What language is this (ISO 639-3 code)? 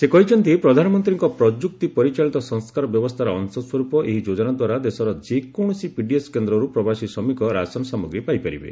ori